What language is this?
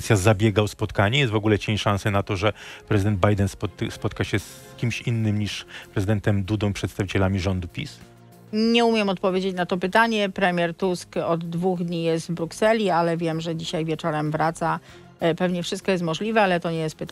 Polish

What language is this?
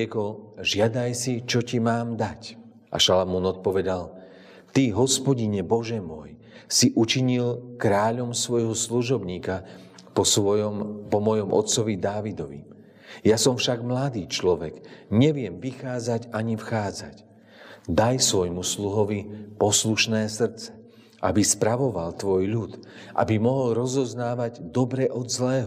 Slovak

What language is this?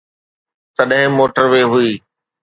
Sindhi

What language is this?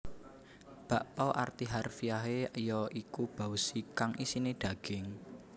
Javanese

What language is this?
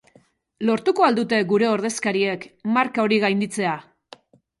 Basque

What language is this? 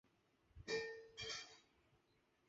Chinese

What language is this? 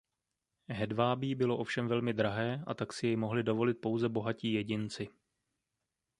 Czech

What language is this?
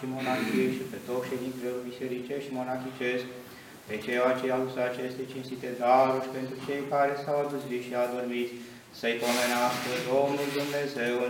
Romanian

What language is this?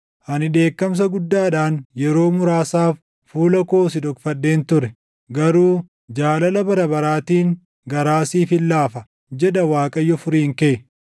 Oromo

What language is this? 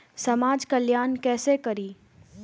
Maithili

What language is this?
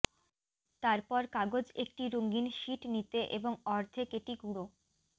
Bangla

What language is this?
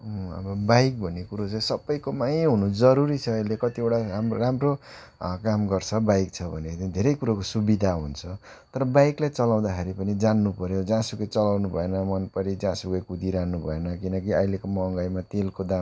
Nepali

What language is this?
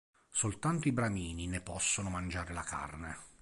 Italian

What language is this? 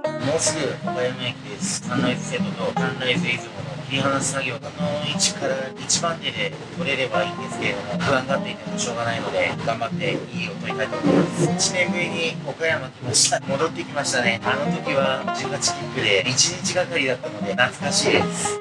Japanese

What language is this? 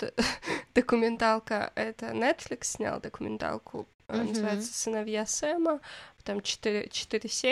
Russian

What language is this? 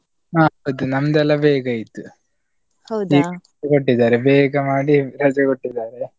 Kannada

